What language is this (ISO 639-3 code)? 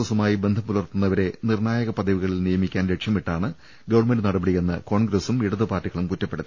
mal